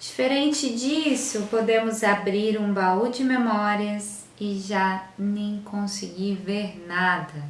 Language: Portuguese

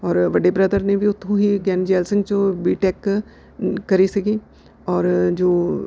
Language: Punjabi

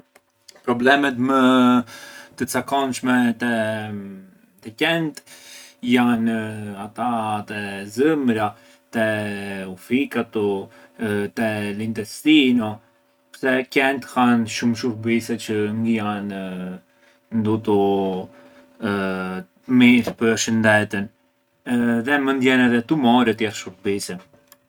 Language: Arbëreshë Albanian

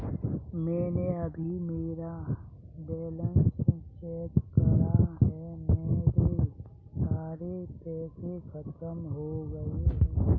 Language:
Hindi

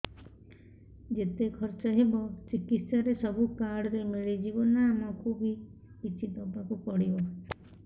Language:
Odia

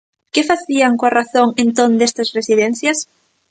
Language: Galician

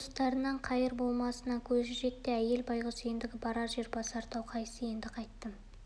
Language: Kazakh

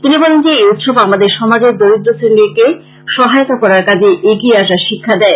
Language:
Bangla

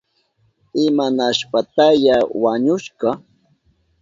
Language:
Southern Pastaza Quechua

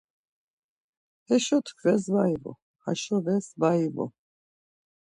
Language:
Laz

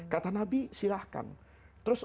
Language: Indonesian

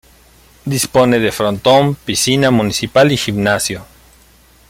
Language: Spanish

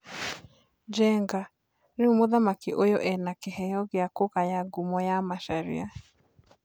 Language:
Kikuyu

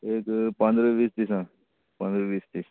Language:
Konkani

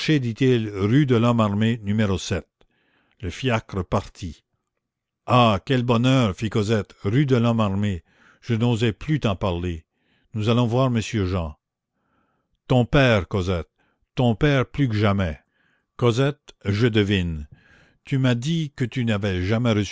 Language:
French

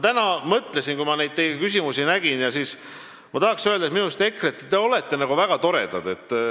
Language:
Estonian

